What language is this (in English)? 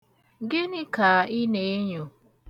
Igbo